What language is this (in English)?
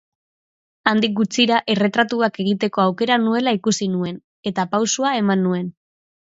Basque